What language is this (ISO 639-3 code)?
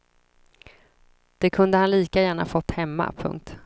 swe